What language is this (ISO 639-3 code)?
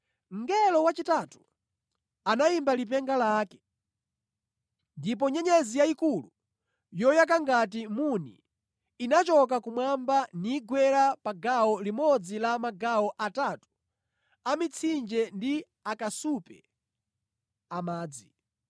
nya